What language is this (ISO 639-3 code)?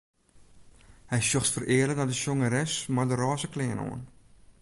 fry